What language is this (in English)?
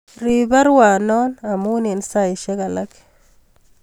Kalenjin